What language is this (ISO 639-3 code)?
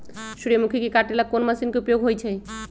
mag